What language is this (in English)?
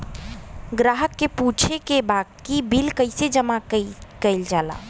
Bhojpuri